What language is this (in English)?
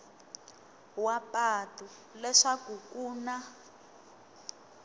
Tsonga